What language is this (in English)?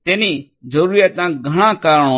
Gujarati